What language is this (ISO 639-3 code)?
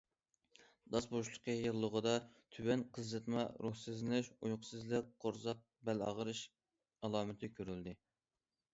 uig